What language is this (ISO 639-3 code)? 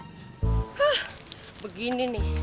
ind